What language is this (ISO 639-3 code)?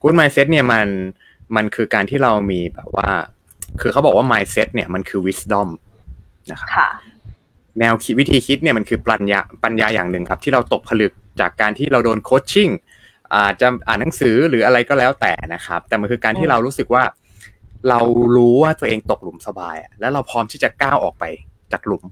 tha